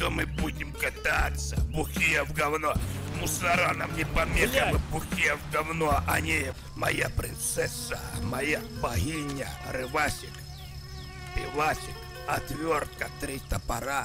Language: Russian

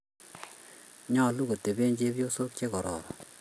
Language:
Kalenjin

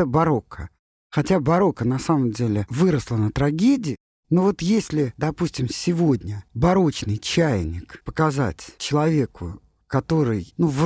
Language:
Russian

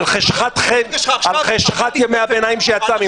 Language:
Hebrew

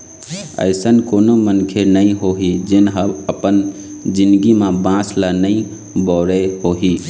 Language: Chhattisgarhi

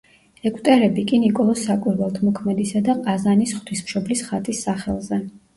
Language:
Georgian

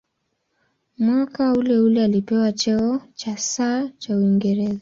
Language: Swahili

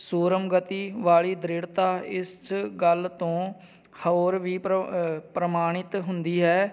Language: Punjabi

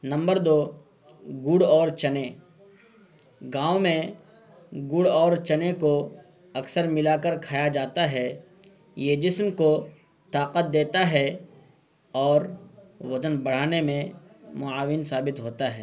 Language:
Urdu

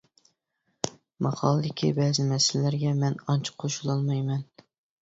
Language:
Uyghur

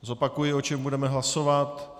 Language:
Czech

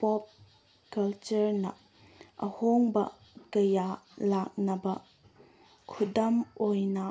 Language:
Manipuri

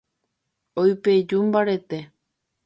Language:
Guarani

